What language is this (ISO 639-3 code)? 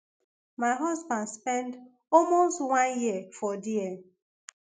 pcm